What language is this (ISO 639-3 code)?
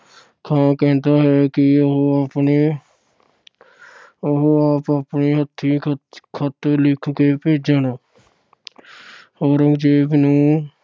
pan